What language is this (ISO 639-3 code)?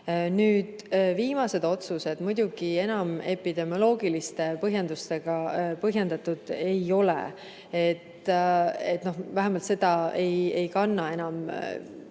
est